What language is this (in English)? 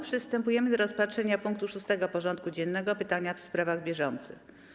Polish